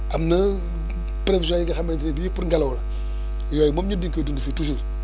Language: Wolof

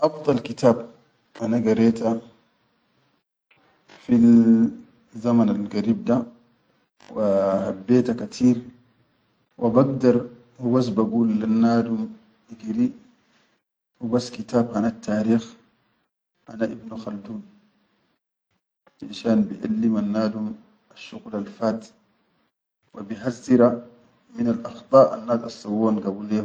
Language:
Chadian Arabic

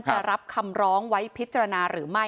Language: Thai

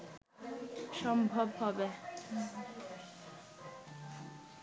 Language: Bangla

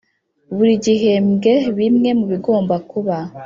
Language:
Kinyarwanda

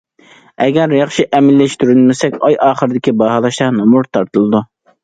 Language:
Uyghur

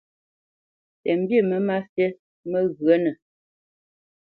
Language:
Bamenyam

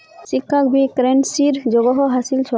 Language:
Magahi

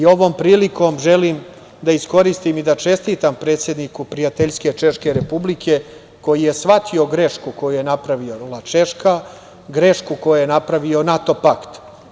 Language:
Serbian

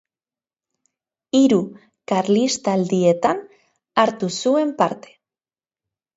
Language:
Basque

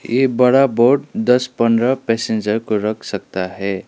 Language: Hindi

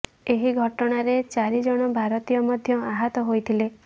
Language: Odia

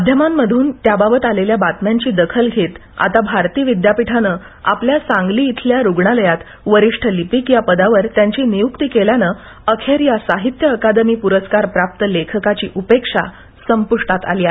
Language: Marathi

